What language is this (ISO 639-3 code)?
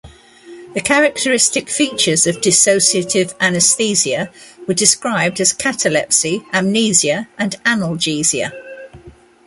eng